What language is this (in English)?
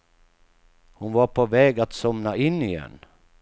Swedish